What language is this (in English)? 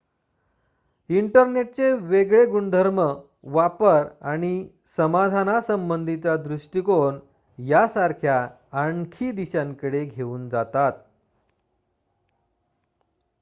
Marathi